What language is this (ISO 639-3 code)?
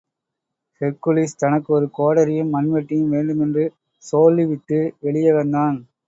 tam